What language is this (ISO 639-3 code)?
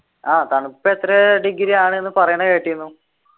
mal